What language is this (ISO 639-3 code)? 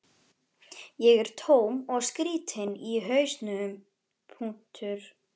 isl